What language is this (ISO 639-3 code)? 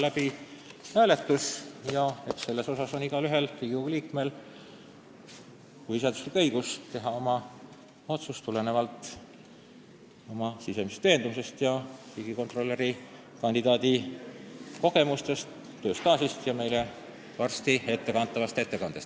est